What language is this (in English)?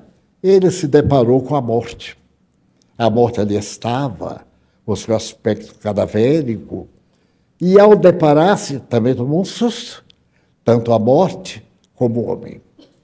Portuguese